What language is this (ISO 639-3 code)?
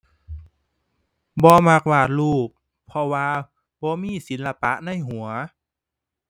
tha